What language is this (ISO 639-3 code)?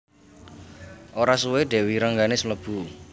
jav